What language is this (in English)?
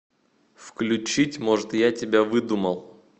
Russian